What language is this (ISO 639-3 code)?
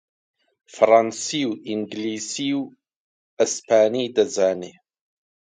ckb